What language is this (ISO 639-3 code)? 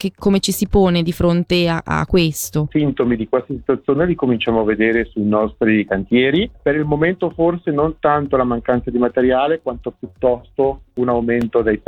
ita